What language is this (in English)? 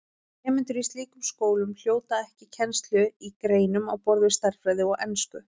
Icelandic